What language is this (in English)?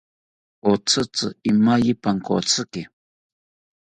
South Ucayali Ashéninka